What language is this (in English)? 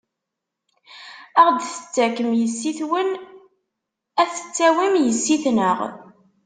Kabyle